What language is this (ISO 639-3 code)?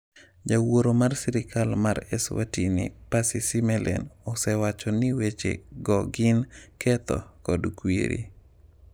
luo